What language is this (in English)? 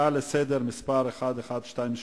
Hebrew